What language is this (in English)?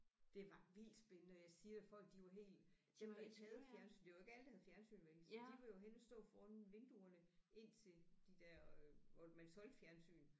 Danish